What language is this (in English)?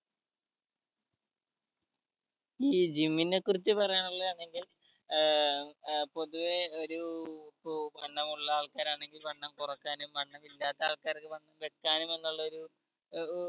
Malayalam